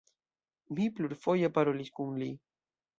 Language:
Esperanto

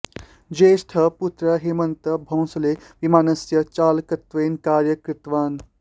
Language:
Sanskrit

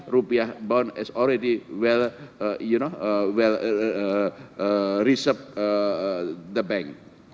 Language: Indonesian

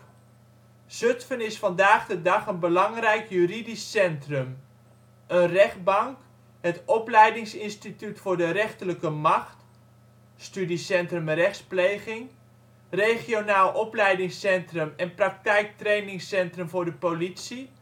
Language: Dutch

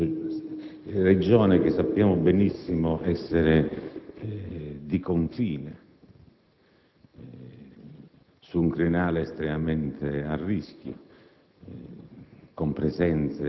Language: Italian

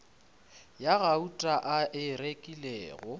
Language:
Northern Sotho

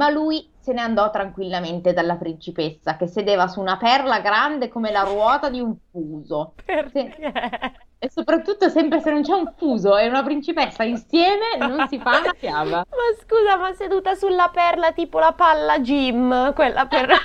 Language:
Italian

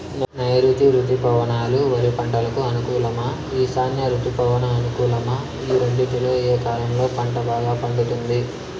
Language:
Telugu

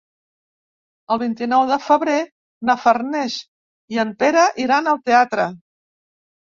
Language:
Catalan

